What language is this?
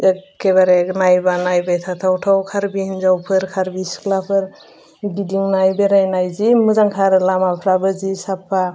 Bodo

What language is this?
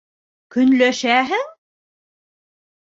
Bashkir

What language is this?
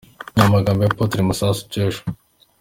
Kinyarwanda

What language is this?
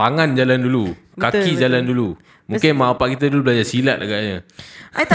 Malay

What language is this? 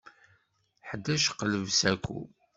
Kabyle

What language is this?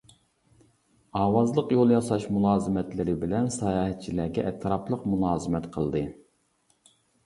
Uyghur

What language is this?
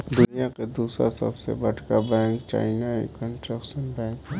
Bhojpuri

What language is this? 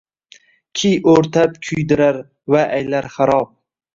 Uzbek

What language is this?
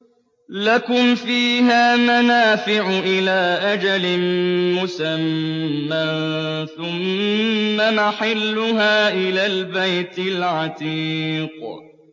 Arabic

